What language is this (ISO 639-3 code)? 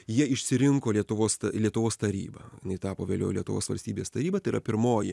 lit